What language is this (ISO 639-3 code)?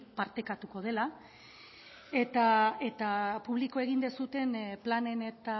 eus